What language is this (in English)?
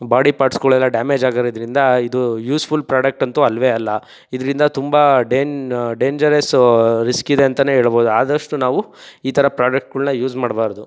Kannada